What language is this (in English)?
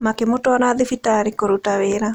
Kikuyu